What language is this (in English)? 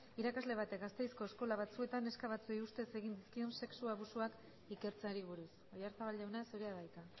Basque